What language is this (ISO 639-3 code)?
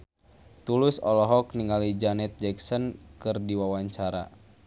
sun